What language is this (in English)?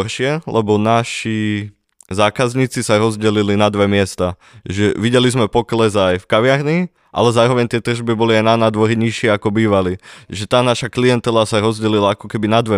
Slovak